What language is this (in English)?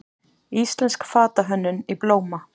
Icelandic